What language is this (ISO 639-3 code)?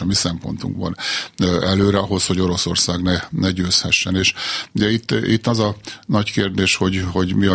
hun